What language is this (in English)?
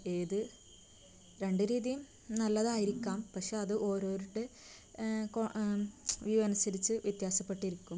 Malayalam